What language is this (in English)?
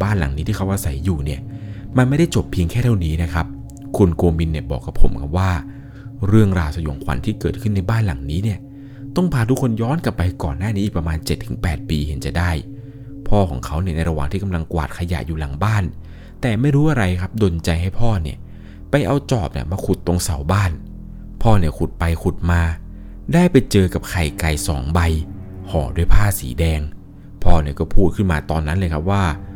Thai